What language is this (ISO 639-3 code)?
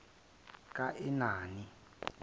zul